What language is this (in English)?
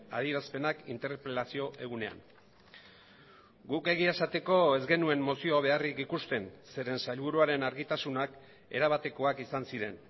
Basque